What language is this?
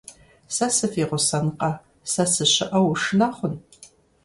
Kabardian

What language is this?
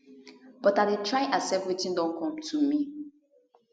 Nigerian Pidgin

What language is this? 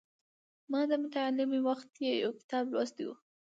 Pashto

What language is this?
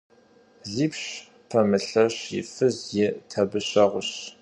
Kabardian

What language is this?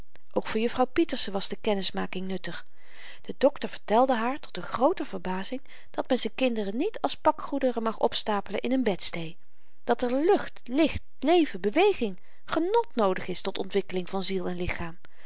Dutch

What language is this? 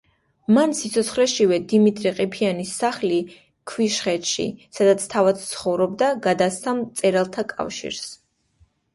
Georgian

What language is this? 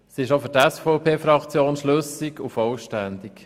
Swiss German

